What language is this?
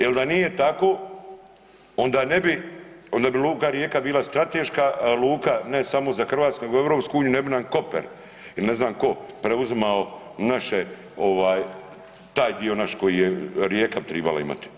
Croatian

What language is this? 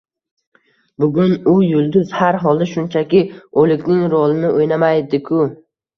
Uzbek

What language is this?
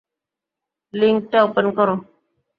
Bangla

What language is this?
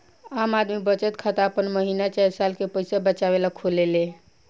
Bhojpuri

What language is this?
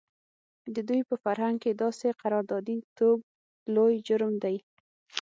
Pashto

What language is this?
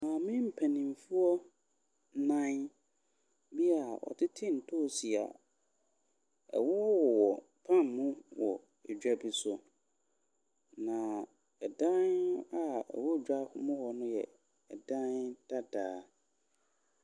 Akan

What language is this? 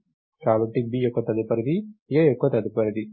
Telugu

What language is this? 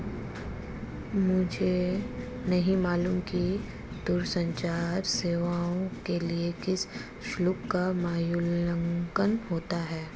Hindi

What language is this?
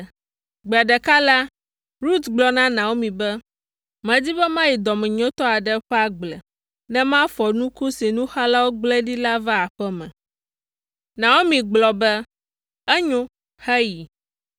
Ewe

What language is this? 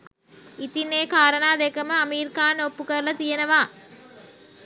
Sinhala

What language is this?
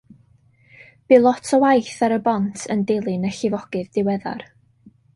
Welsh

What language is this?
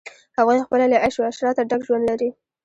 Pashto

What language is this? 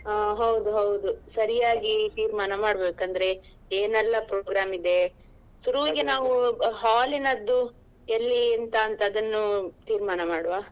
Kannada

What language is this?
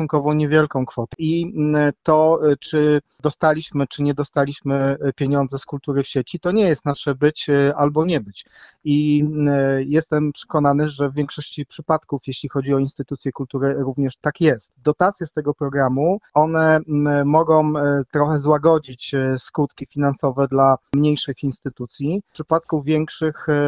Polish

